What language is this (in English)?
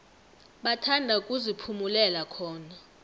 South Ndebele